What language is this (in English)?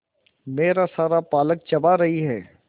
Hindi